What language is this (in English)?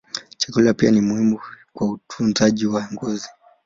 Swahili